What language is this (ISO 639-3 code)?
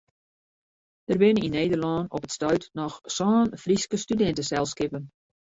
fry